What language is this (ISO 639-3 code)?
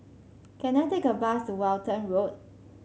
eng